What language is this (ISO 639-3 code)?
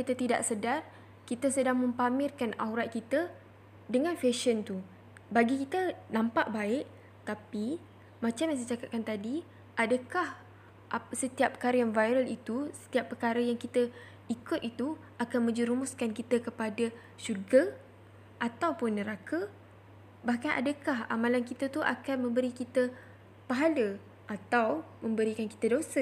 msa